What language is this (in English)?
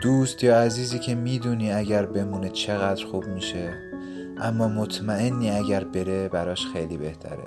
Persian